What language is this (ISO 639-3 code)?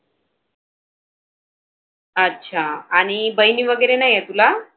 mar